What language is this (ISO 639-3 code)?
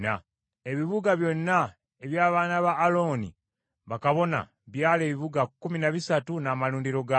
lug